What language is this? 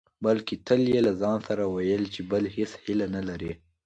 Pashto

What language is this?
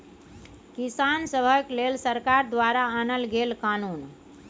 Maithili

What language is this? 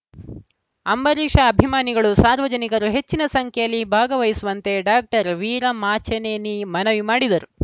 Kannada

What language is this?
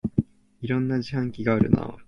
Japanese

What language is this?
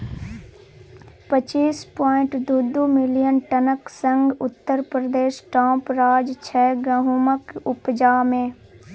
Maithili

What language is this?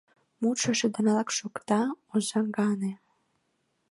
Mari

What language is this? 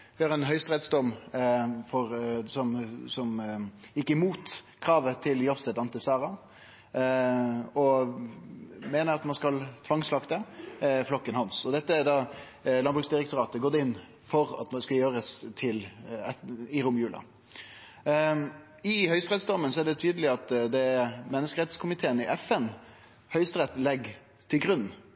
Norwegian Nynorsk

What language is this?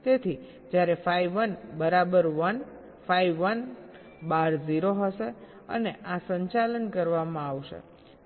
Gujarati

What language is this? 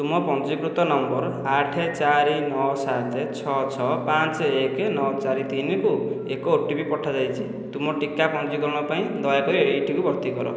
Odia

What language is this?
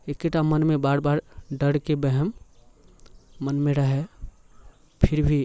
Maithili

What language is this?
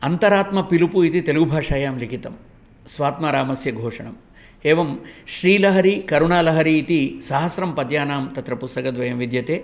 Sanskrit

